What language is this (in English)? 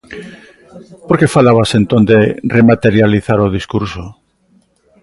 Galician